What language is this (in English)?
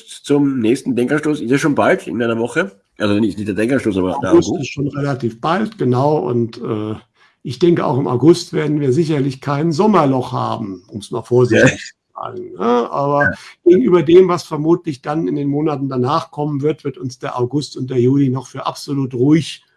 German